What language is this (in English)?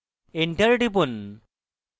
Bangla